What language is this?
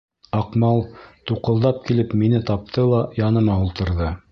Bashkir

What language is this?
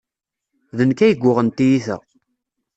Kabyle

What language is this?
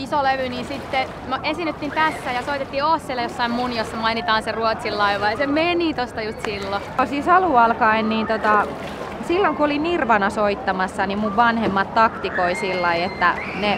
Finnish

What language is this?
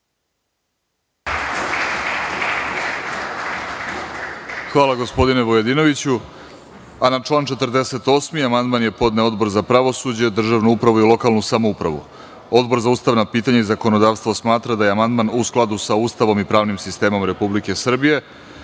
Serbian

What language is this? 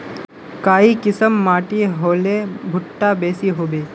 Magahi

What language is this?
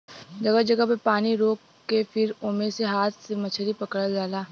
Bhojpuri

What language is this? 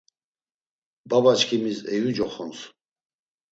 Laz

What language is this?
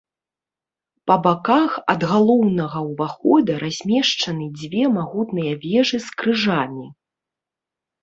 Belarusian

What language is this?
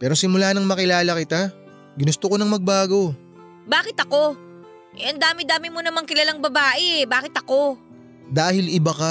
Filipino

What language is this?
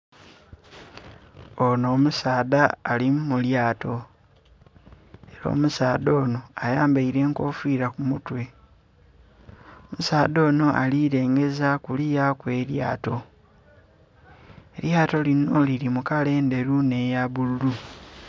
Soga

